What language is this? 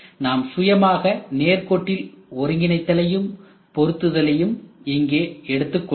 Tamil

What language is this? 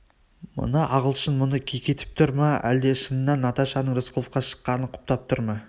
Kazakh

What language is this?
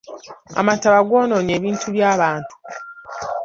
Ganda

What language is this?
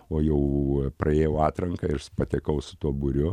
Lithuanian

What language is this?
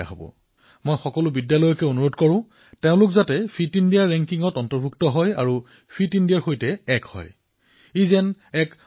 Assamese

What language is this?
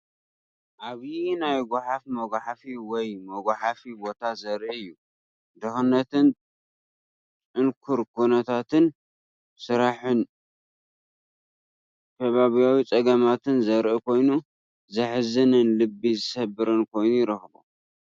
Tigrinya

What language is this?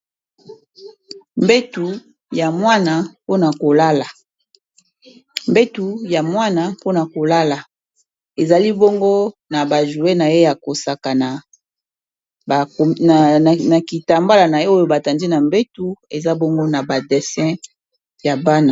Lingala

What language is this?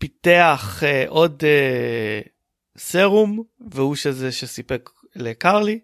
Hebrew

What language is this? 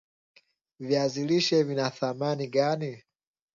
Swahili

